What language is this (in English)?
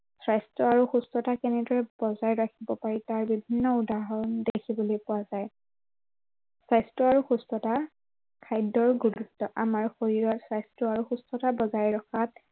Assamese